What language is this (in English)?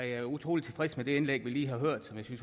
Danish